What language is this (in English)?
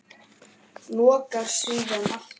Icelandic